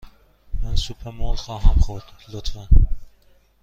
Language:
Persian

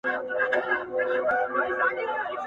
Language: Pashto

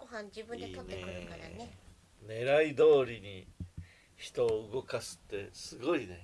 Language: Japanese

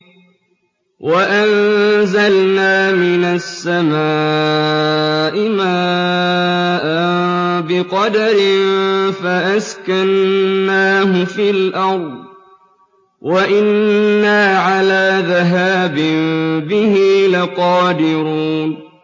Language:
Arabic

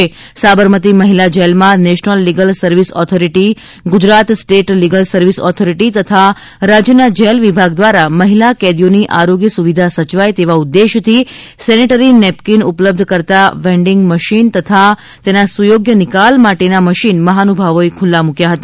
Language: Gujarati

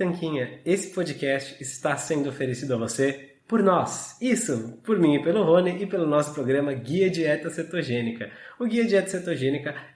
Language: Portuguese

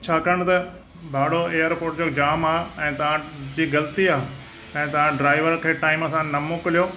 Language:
Sindhi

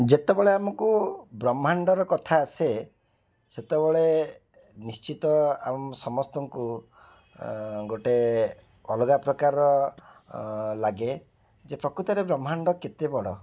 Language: Odia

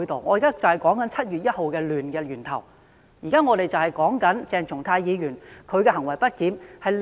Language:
Cantonese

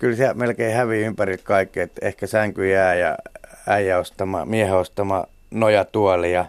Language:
Finnish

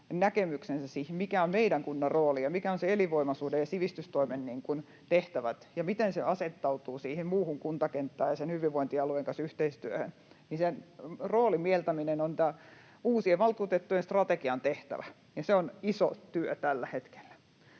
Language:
Finnish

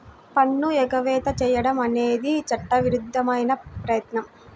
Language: Telugu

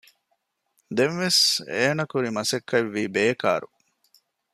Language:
Divehi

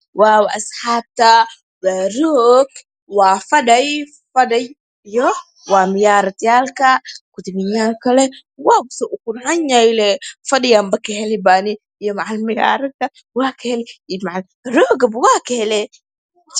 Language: Somali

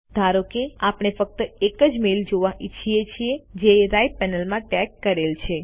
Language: Gujarati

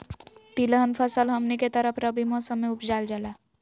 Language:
Magahi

